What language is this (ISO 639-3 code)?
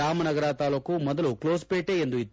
kan